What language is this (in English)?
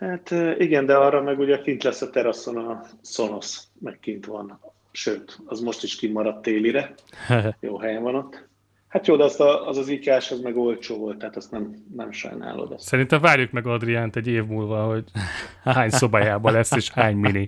Hungarian